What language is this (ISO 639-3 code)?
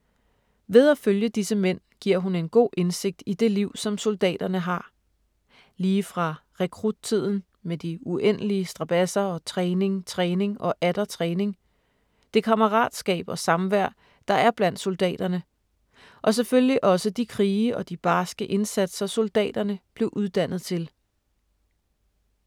dan